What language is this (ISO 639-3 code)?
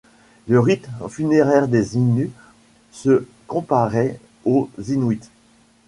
fra